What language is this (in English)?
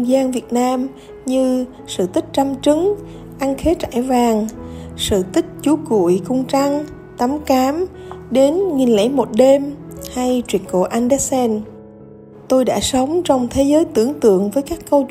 Vietnamese